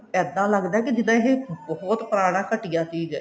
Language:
Punjabi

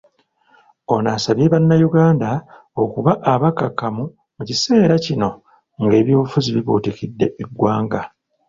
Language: Ganda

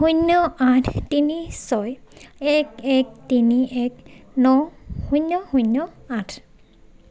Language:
Assamese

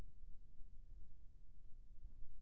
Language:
Chhattisgarhi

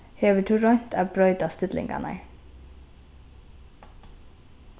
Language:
Faroese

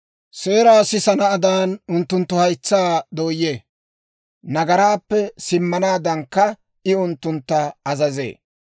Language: Dawro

